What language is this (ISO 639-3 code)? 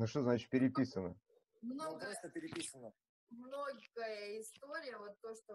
rus